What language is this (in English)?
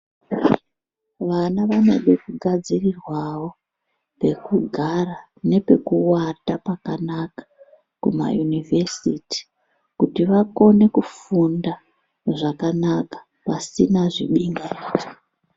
Ndau